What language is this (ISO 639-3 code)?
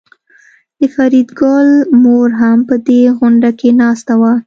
pus